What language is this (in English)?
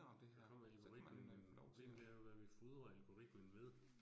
Danish